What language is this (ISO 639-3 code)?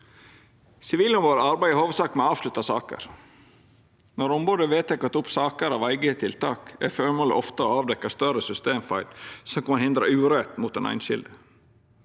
nor